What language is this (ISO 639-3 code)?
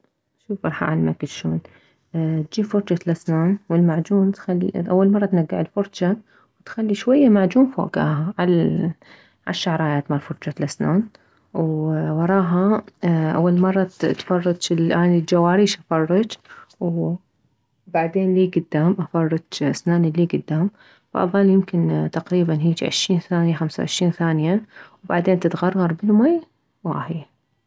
acm